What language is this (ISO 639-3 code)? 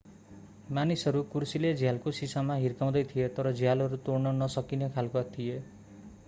nep